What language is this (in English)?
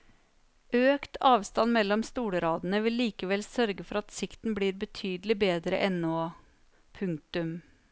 Norwegian